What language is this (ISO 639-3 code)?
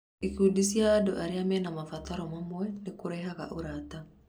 kik